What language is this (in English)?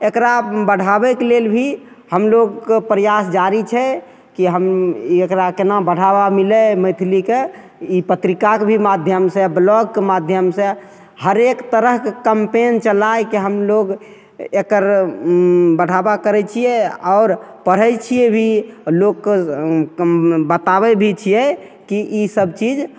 Maithili